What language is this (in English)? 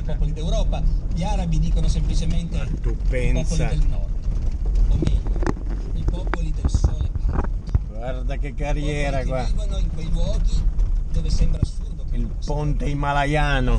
Italian